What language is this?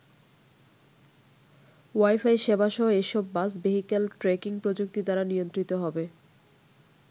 Bangla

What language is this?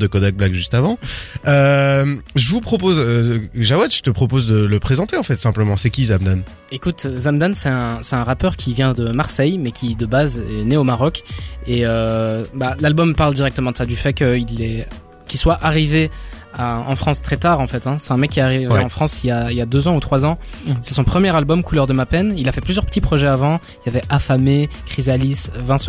French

